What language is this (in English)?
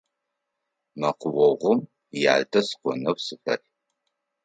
Adyghe